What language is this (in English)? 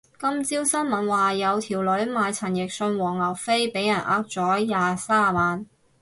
Cantonese